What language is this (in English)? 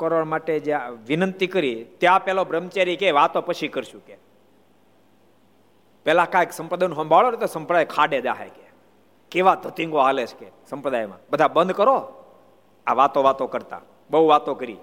Gujarati